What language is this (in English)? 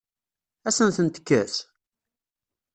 Kabyle